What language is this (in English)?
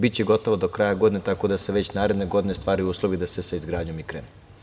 Serbian